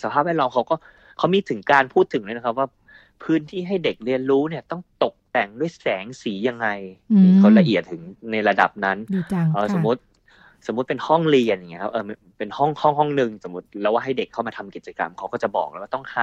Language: Thai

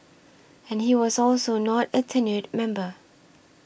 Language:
English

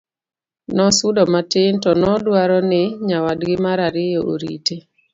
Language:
Luo (Kenya and Tanzania)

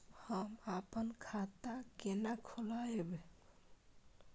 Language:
Maithili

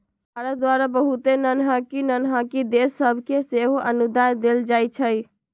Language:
Magahi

